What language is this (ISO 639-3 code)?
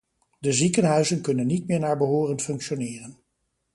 nld